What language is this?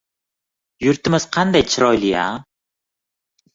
Uzbek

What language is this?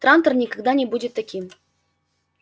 Russian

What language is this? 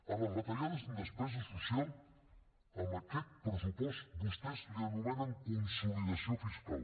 Catalan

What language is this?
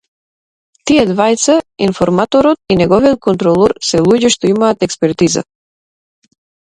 Macedonian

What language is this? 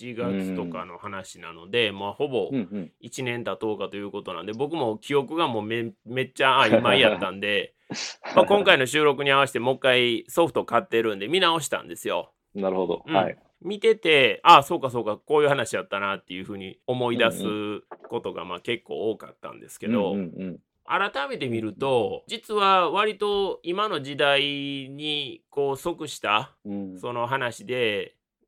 Japanese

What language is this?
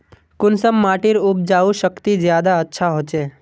Magahi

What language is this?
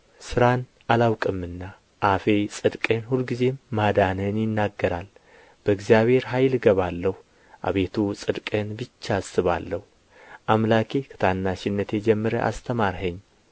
Amharic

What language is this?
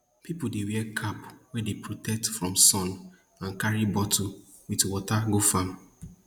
Nigerian Pidgin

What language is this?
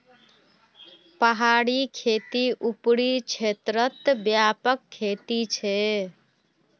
Magahi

